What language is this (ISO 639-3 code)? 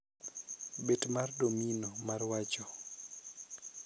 luo